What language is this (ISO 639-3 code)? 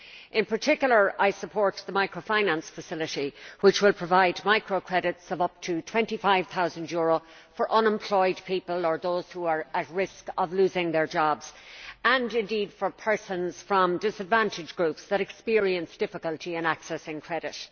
eng